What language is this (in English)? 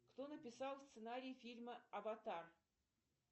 Russian